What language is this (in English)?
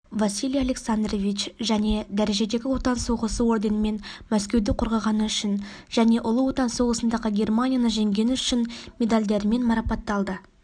Kazakh